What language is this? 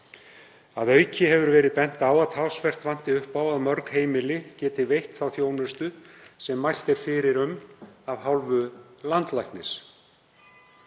Icelandic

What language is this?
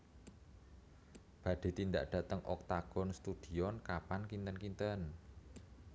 Javanese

